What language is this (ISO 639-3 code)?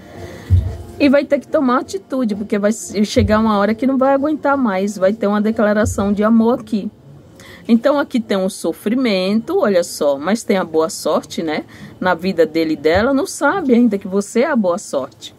por